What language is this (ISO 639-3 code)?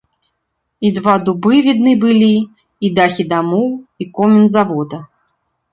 bel